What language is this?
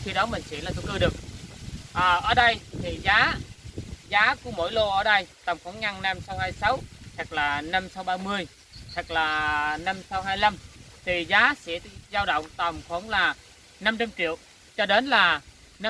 Vietnamese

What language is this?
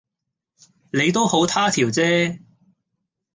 Cantonese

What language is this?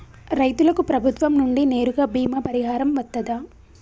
Telugu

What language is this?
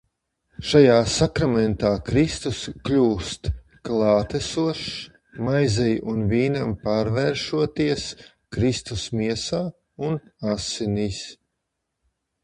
Latvian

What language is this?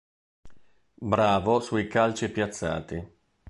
Italian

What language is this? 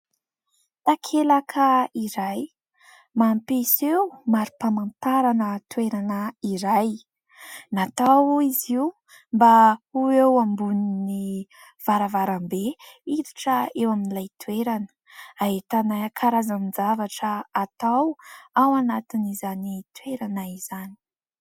Malagasy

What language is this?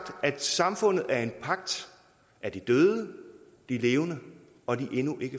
Danish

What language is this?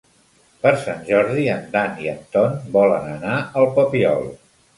Catalan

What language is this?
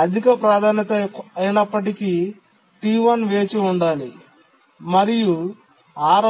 Telugu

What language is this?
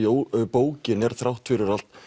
Icelandic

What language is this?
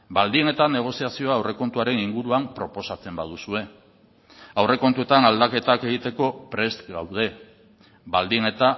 Basque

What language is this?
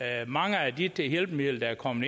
Danish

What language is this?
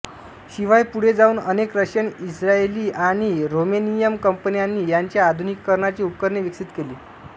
Marathi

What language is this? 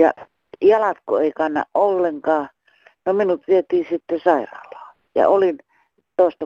Finnish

